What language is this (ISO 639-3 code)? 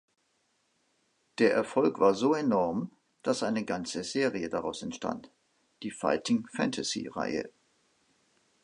deu